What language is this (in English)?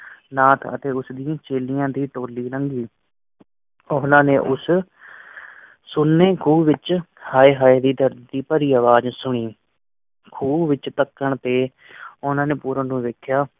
Punjabi